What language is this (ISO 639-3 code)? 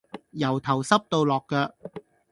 yue